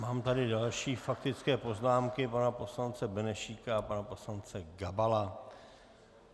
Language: Czech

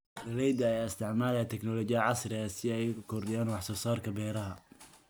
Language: Somali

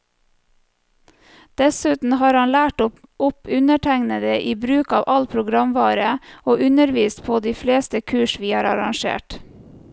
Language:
Norwegian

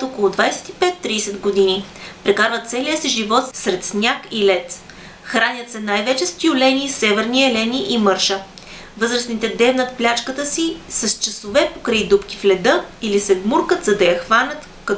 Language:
Bulgarian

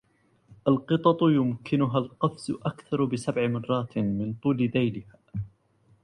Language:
Arabic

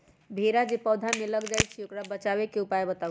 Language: Magahi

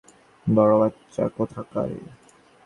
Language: Bangla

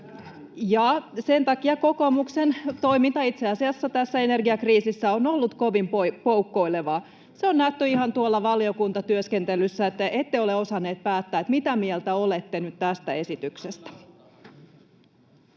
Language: Finnish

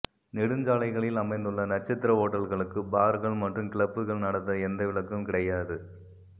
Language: Tamil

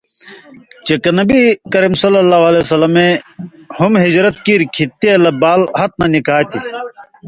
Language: Indus Kohistani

